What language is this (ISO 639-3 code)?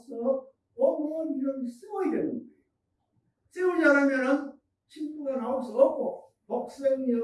kor